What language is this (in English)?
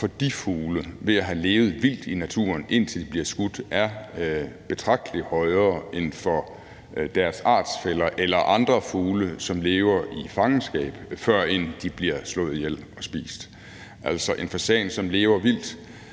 Danish